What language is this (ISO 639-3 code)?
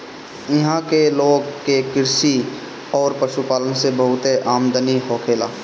bho